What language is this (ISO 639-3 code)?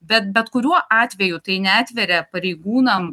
lit